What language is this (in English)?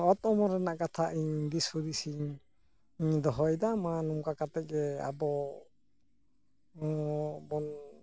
Santali